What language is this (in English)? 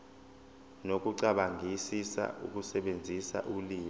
Zulu